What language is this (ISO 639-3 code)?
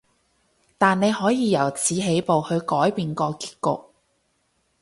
yue